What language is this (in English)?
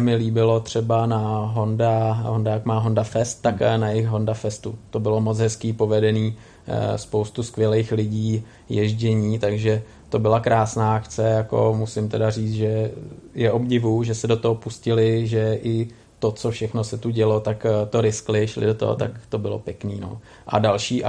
Czech